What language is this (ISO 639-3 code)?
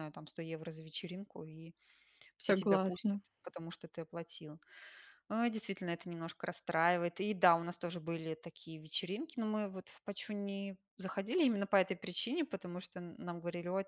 rus